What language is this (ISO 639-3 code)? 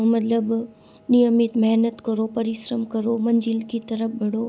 hin